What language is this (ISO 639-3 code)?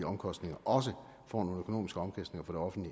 dan